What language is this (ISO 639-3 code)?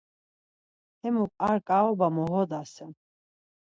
lzz